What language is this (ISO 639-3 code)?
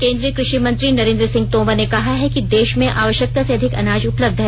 hin